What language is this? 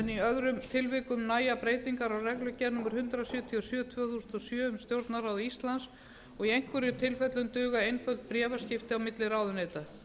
Icelandic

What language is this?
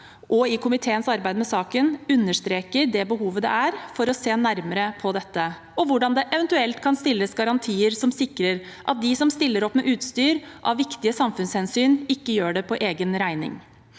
Norwegian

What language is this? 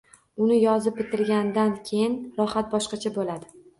Uzbek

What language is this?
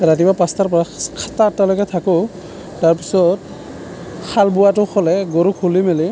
Assamese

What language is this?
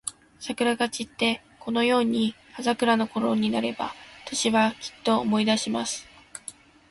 Japanese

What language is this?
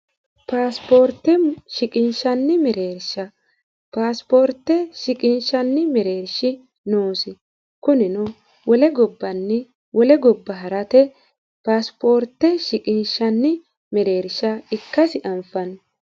Sidamo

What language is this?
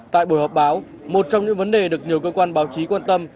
Vietnamese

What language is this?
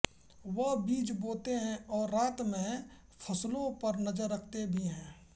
Hindi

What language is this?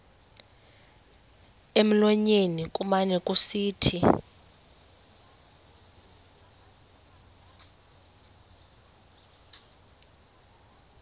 Xhosa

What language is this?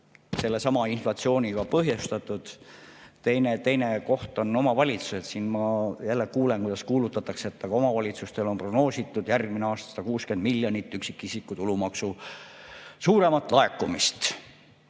Estonian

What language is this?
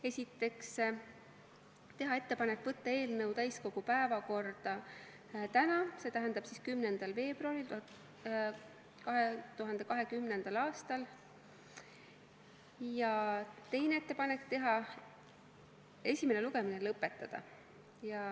Estonian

